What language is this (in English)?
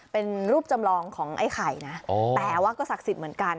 Thai